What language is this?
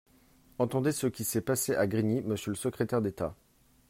French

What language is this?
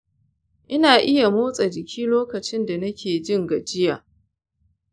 Hausa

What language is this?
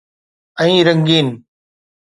Sindhi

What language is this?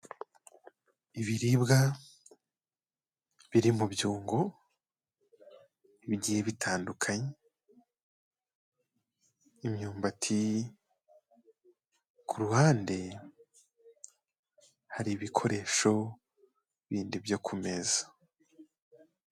Kinyarwanda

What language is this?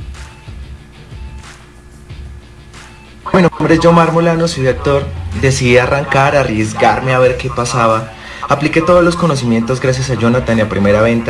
Spanish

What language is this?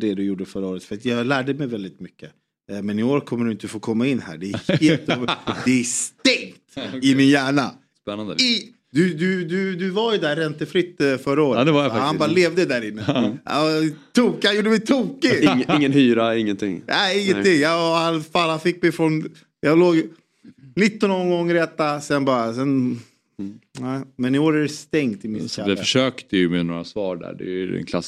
Swedish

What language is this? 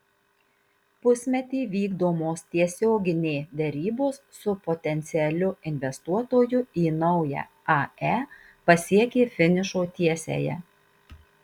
Lithuanian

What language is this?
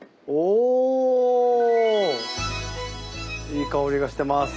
Japanese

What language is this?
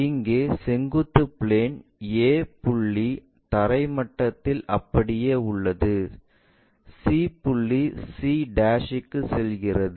Tamil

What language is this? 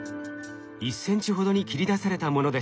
Japanese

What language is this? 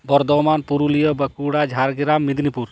Santali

